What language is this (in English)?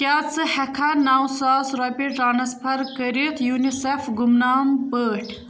Kashmiri